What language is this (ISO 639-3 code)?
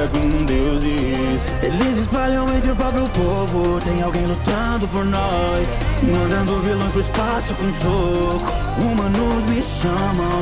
por